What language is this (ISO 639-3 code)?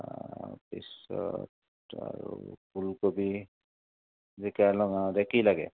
asm